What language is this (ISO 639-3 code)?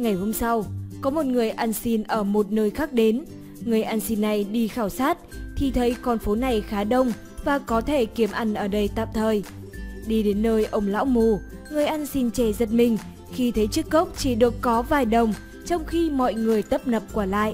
vie